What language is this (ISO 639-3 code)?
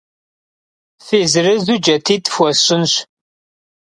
kbd